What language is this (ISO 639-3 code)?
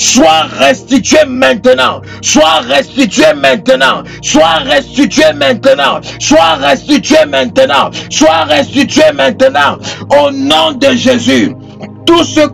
fra